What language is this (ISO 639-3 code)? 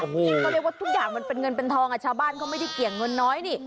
tha